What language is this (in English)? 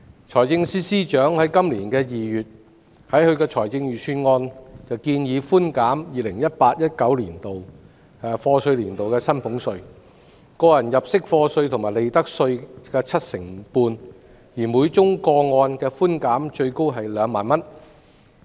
Cantonese